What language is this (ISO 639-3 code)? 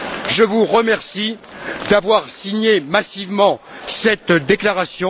fra